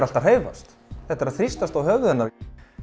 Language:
Icelandic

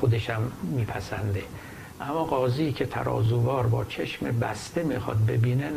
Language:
Persian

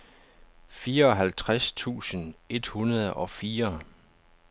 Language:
Danish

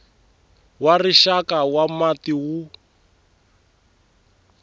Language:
Tsonga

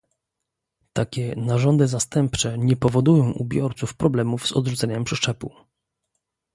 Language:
Polish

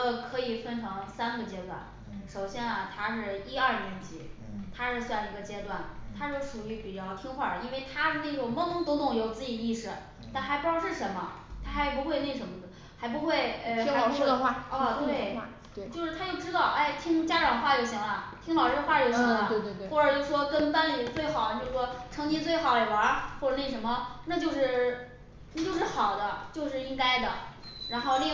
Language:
Chinese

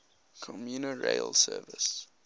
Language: English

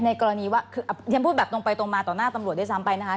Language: Thai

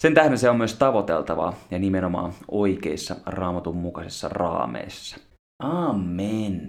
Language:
Finnish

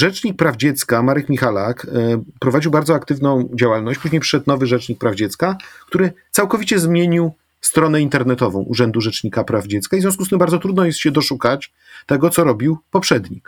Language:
Polish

